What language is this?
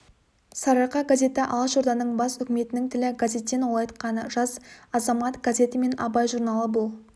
Kazakh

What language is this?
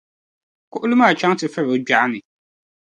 Dagbani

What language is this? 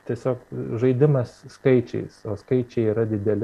Lithuanian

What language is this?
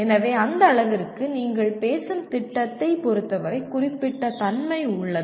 Tamil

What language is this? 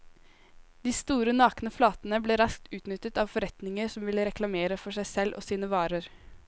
Norwegian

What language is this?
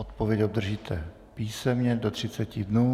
Czech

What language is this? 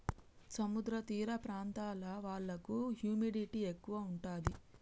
Telugu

